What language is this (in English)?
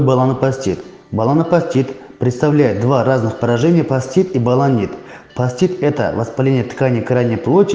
Russian